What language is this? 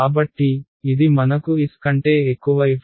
Telugu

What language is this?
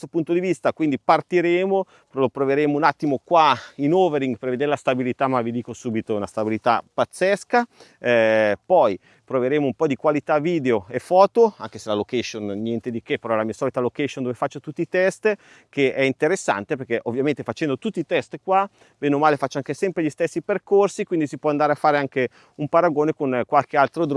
Italian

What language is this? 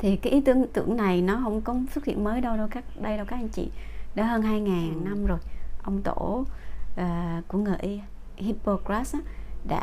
Vietnamese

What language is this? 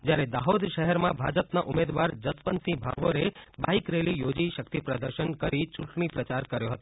Gujarati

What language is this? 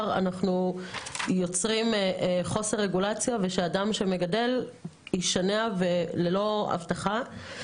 Hebrew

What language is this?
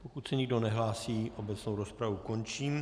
Czech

